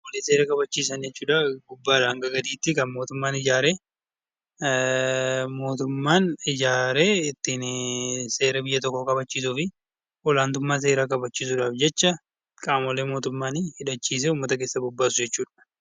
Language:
Oromo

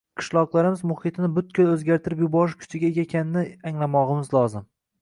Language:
Uzbek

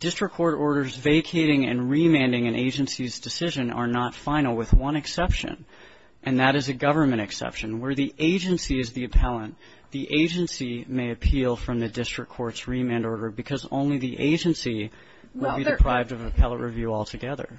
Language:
English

